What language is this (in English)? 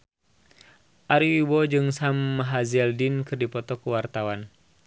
Sundanese